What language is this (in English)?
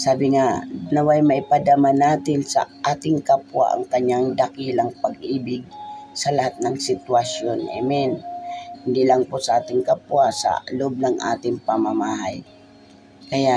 Filipino